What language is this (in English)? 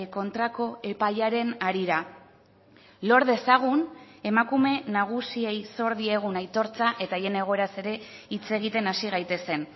Basque